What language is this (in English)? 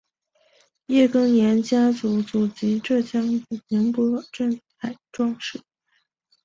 Chinese